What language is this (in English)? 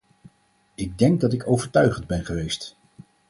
Dutch